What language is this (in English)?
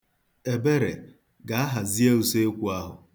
Igbo